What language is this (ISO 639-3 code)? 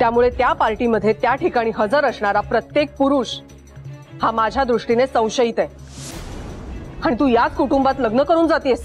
mar